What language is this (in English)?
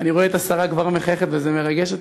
Hebrew